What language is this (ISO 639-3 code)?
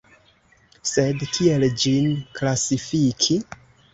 epo